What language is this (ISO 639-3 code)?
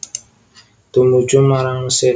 jav